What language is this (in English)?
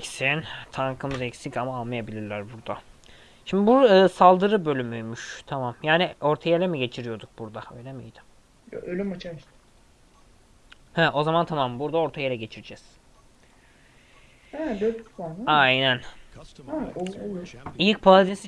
Turkish